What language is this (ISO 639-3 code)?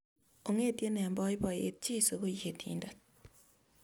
kln